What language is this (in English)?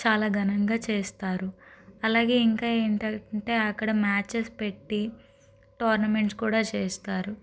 Telugu